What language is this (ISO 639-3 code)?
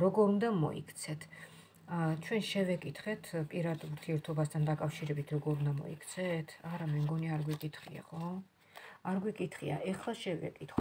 ron